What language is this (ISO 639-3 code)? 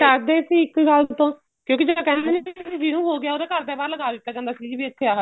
pan